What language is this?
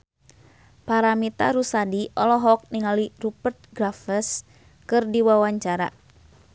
Sundanese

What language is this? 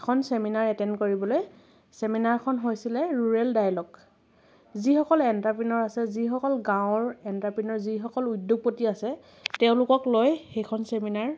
Assamese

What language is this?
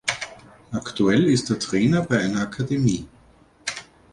German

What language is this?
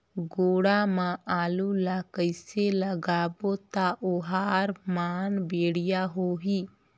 Chhattisgarhi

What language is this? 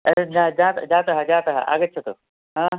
Sanskrit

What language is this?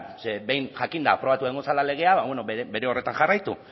Basque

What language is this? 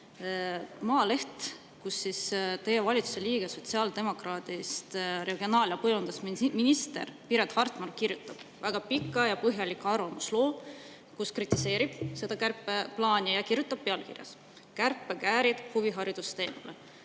Estonian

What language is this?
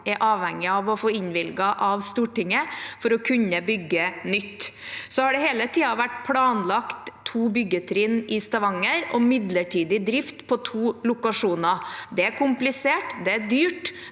Norwegian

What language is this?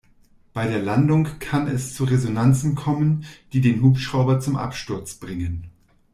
German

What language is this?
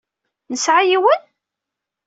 Kabyle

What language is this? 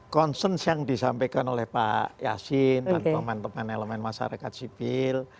Indonesian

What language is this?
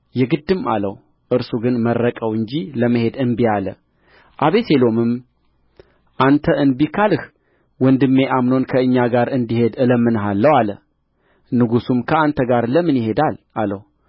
Amharic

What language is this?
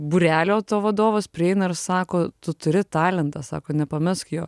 Lithuanian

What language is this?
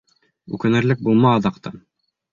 Bashkir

